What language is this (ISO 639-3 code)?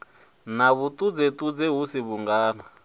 ven